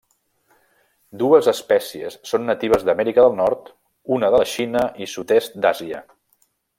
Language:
Catalan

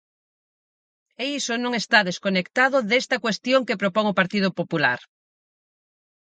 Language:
Galician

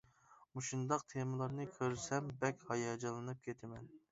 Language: Uyghur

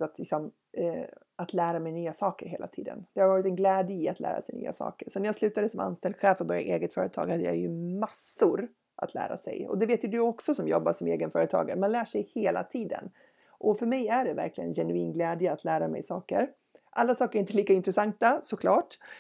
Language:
Swedish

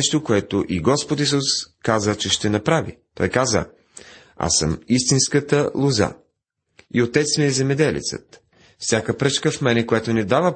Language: Bulgarian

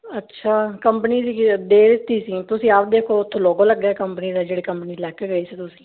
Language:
Punjabi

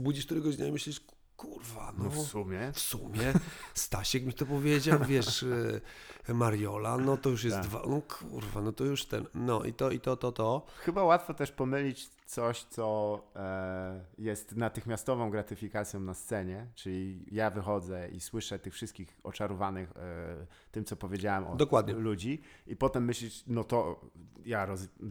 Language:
Polish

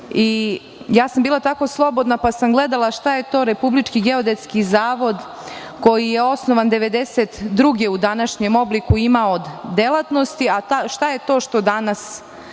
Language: Serbian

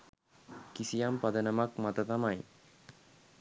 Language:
Sinhala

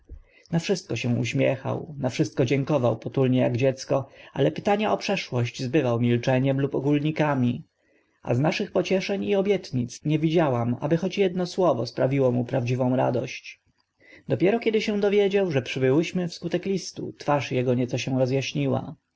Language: Polish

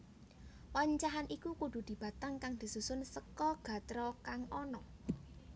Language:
Javanese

